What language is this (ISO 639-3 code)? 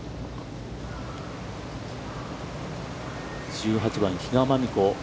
jpn